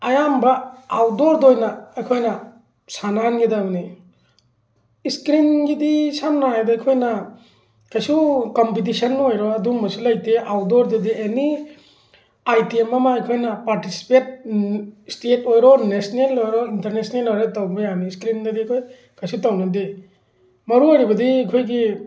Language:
Manipuri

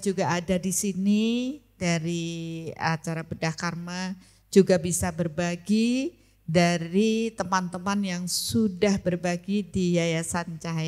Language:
Indonesian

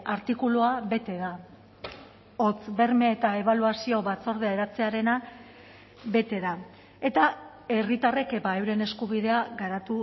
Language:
Basque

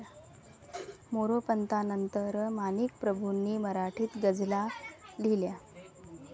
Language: Marathi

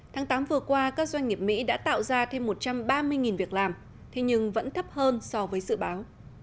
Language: Vietnamese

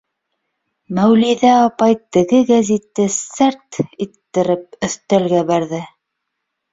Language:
Bashkir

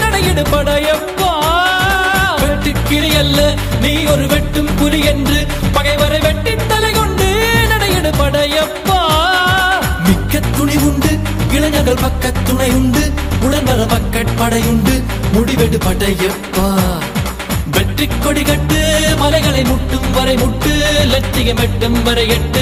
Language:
Arabic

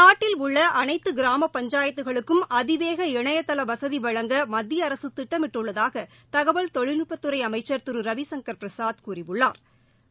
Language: Tamil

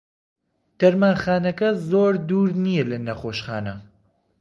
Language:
Central Kurdish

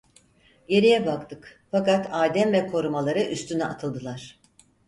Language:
Turkish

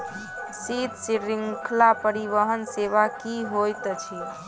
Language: Maithili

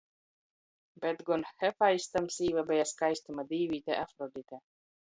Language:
Latgalian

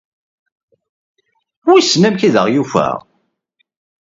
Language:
Kabyle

